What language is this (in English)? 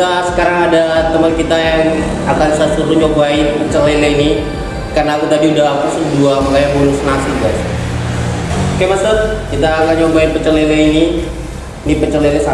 Indonesian